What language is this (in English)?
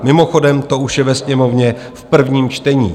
Czech